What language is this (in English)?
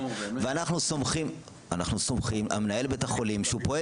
Hebrew